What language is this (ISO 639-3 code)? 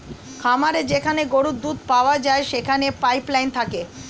ben